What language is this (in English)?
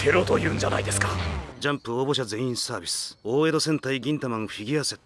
Japanese